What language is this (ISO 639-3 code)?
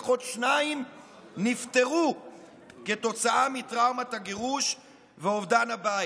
heb